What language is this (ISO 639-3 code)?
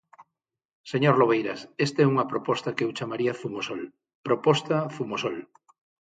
glg